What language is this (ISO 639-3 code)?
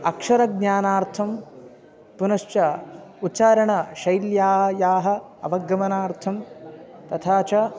san